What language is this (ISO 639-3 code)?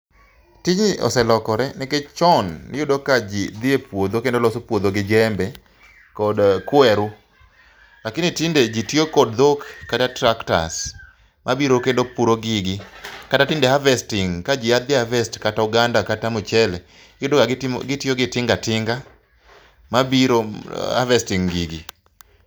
luo